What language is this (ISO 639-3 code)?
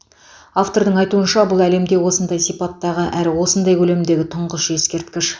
kaz